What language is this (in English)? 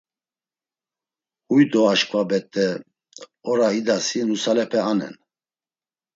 Laz